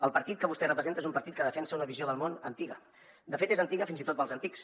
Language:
Catalan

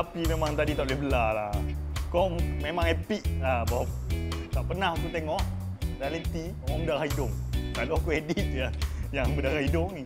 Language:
Malay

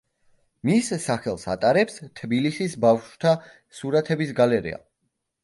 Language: Georgian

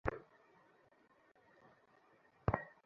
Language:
Bangla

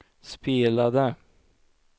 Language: Swedish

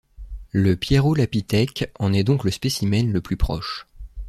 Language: French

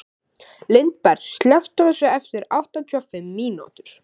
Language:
Icelandic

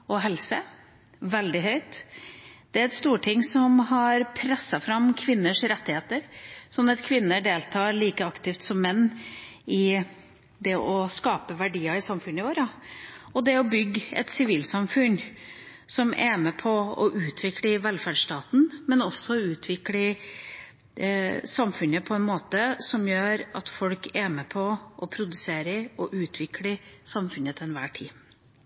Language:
Norwegian Bokmål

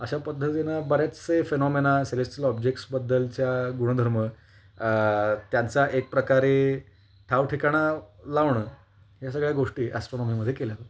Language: Marathi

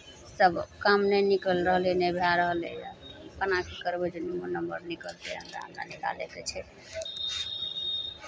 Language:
Maithili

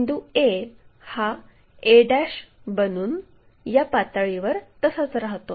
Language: Marathi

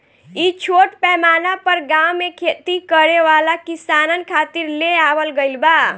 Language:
Bhojpuri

